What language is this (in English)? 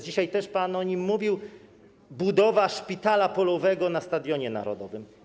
Polish